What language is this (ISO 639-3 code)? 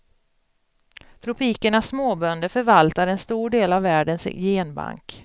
swe